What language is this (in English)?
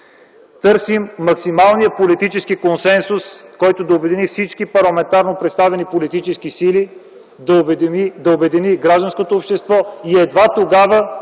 Bulgarian